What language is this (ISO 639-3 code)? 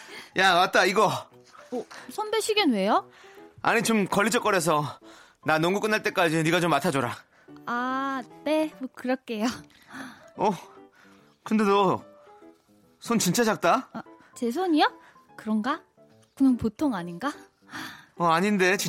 kor